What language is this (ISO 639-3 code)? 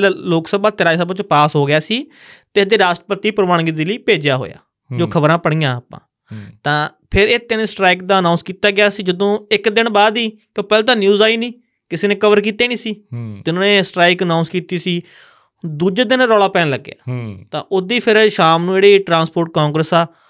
pan